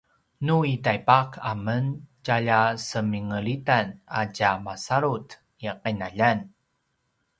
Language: Paiwan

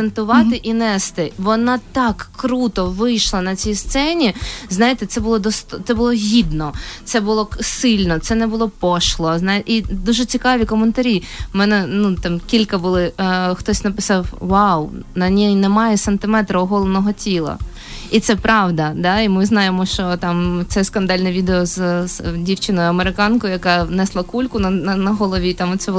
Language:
Ukrainian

